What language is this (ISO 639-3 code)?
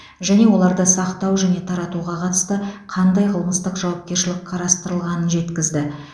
kaz